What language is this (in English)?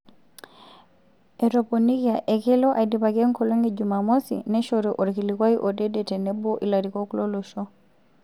Masai